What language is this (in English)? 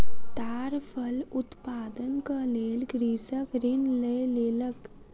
Maithili